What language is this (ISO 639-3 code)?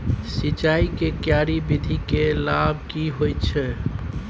mai